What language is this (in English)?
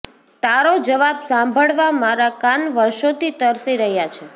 Gujarati